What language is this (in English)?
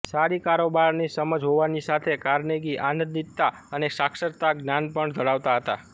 Gujarati